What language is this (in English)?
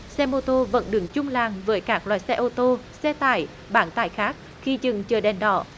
Vietnamese